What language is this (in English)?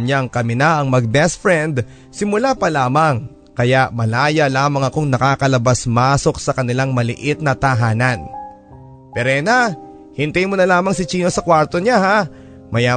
Filipino